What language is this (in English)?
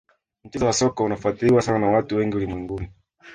Swahili